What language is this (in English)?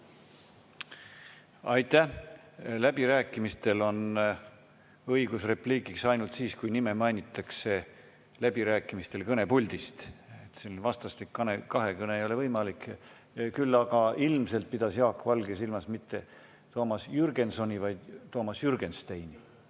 Estonian